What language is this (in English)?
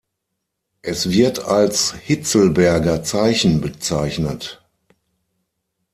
German